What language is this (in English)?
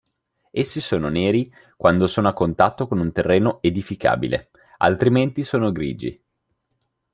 Italian